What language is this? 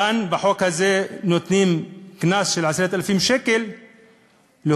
Hebrew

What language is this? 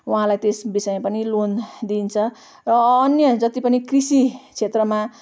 Nepali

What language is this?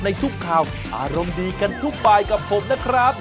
Thai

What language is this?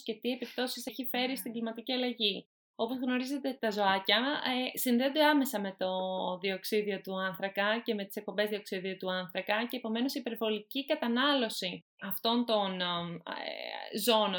Greek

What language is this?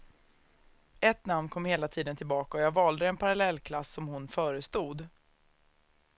Swedish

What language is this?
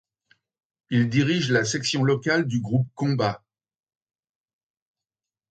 French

